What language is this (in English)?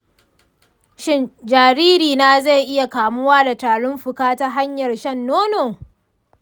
Hausa